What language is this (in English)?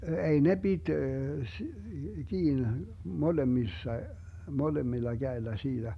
Finnish